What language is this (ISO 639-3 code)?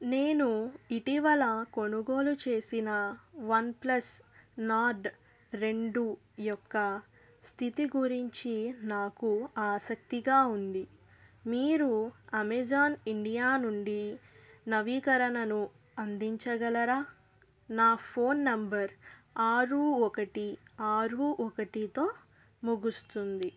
tel